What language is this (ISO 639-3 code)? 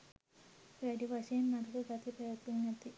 sin